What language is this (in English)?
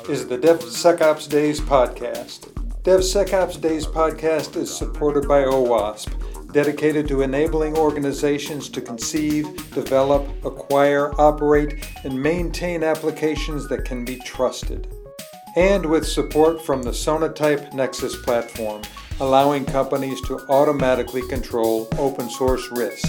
English